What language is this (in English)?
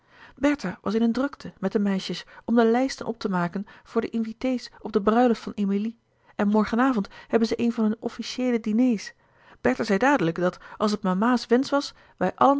Dutch